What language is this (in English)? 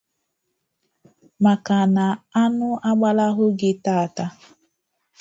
Igbo